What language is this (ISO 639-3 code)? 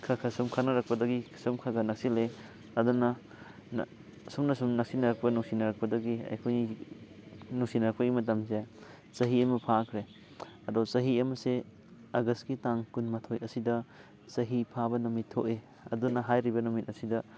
mni